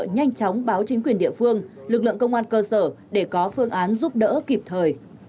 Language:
Vietnamese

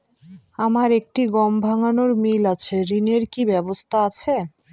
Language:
Bangla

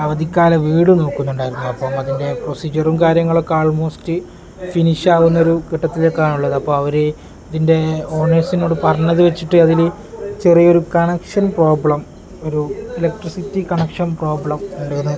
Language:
Malayalam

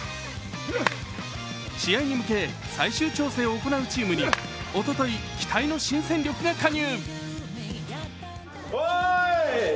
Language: Japanese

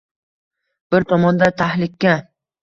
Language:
Uzbek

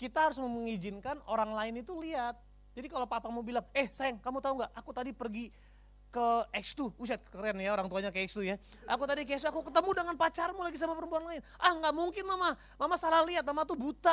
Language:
Indonesian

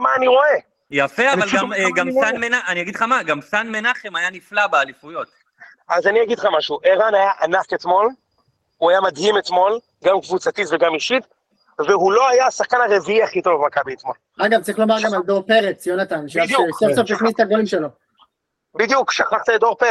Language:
Hebrew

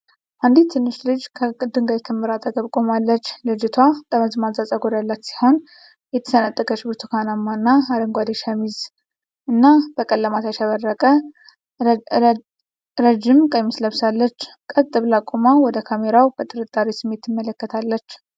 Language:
Amharic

